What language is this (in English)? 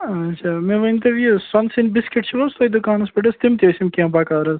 Kashmiri